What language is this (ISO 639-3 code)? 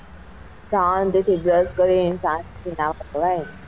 guj